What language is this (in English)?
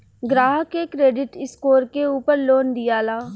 Bhojpuri